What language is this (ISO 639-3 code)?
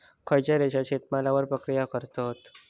mar